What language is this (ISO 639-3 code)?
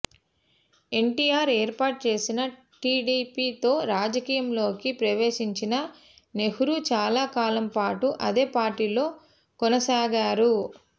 tel